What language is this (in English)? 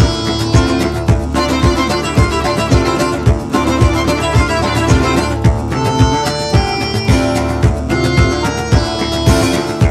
Italian